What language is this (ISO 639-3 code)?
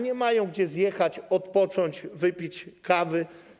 pol